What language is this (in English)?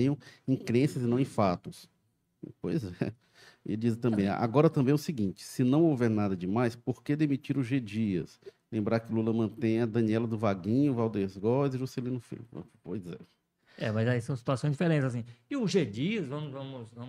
Portuguese